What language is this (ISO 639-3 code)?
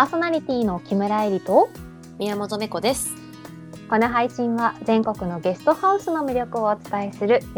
jpn